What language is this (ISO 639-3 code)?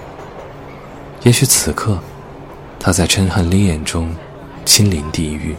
zho